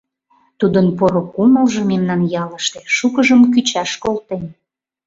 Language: Mari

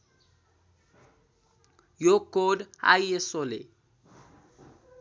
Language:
Nepali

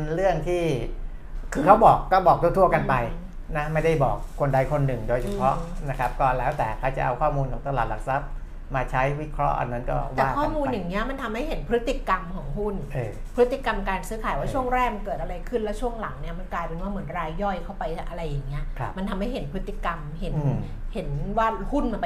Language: Thai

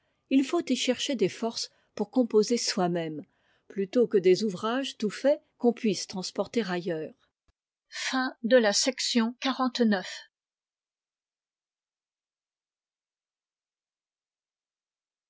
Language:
French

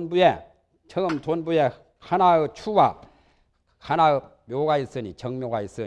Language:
Korean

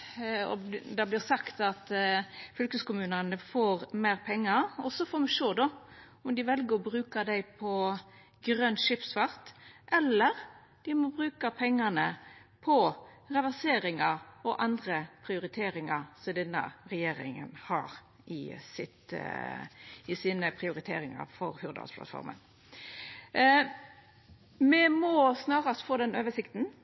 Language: Norwegian Nynorsk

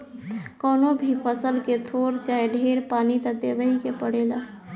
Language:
Bhojpuri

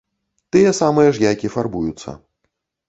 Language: Belarusian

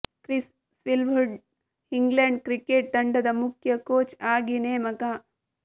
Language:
Kannada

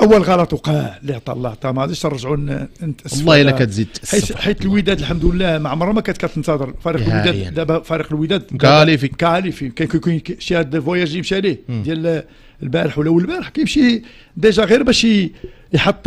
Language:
Arabic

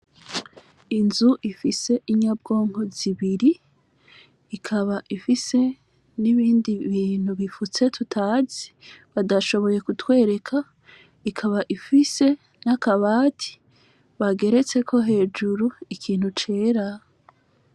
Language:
Rundi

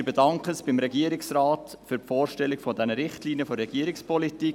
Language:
Swiss German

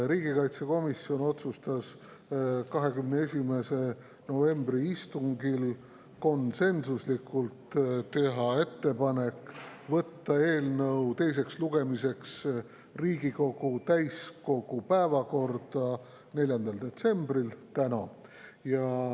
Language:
Estonian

